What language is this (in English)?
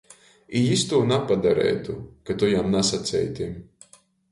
Latgalian